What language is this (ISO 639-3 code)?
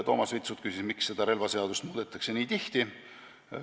est